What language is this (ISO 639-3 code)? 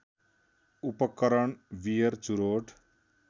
nep